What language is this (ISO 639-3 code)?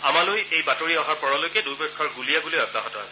asm